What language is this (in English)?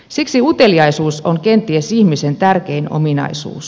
Finnish